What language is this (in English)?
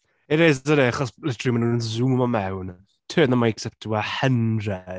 Welsh